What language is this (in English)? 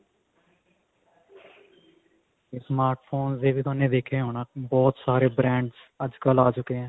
Punjabi